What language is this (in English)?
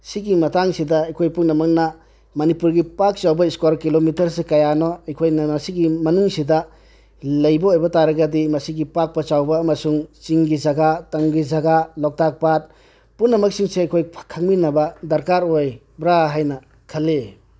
Manipuri